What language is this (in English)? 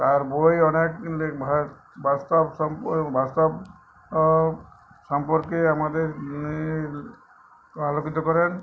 Bangla